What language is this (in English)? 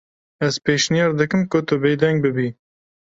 Kurdish